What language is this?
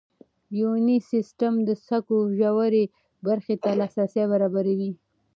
Pashto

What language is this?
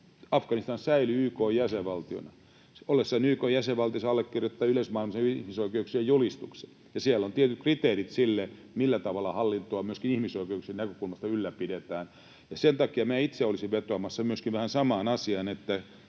Finnish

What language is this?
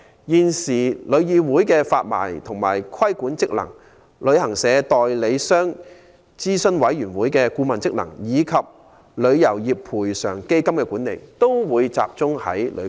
Cantonese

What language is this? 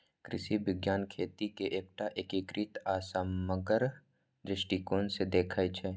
Maithili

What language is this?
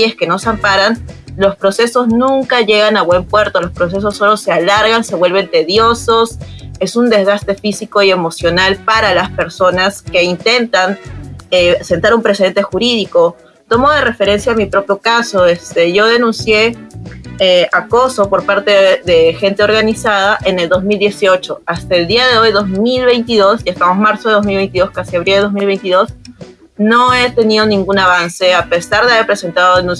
Spanish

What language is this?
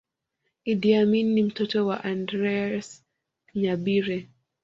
Swahili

